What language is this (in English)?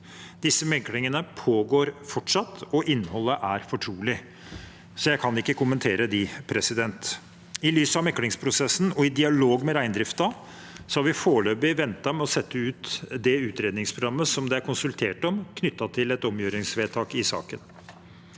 Norwegian